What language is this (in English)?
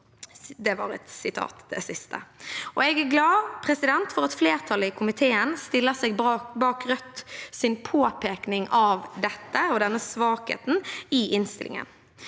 Norwegian